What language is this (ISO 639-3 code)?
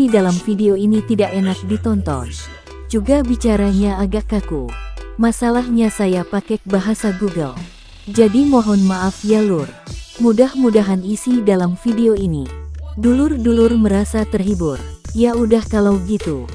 ind